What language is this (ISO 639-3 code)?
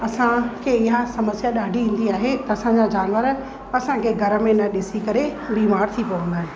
snd